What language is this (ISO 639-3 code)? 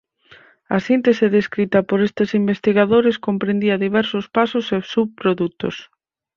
glg